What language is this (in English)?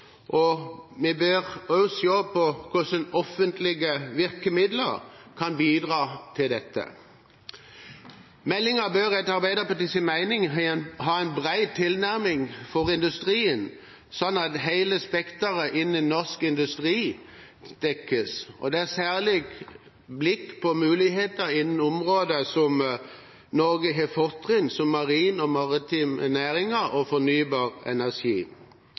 Norwegian Bokmål